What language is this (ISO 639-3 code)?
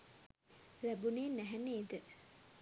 sin